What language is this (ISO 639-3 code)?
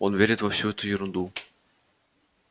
rus